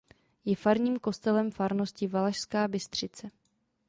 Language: Czech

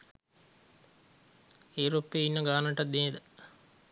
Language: Sinhala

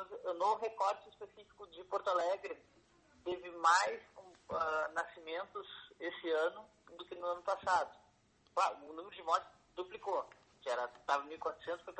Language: Portuguese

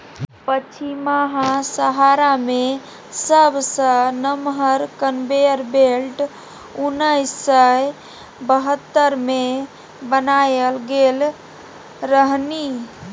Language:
Maithili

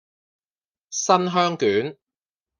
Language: Cantonese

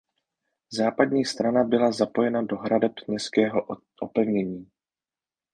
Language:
Czech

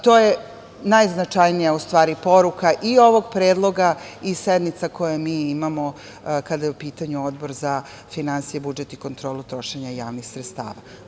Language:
Serbian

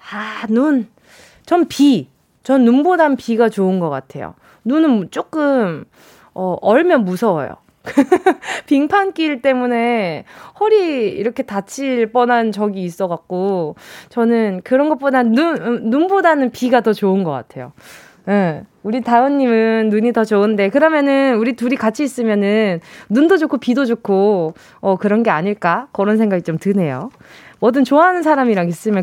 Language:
Korean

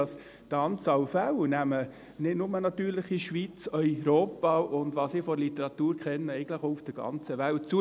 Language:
Swiss German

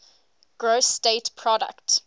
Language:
English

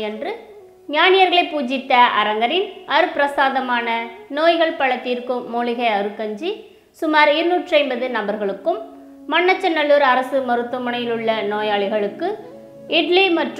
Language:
Romanian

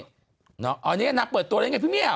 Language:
Thai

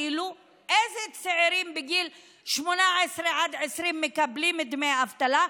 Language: Hebrew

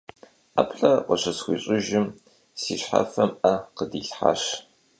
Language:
Kabardian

